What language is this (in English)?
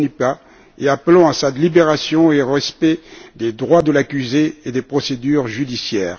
French